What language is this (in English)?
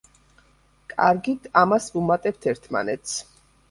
Georgian